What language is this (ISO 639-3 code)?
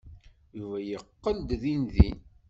kab